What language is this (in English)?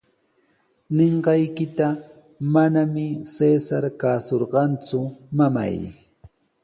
Sihuas Ancash Quechua